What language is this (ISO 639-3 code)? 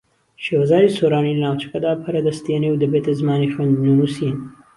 ckb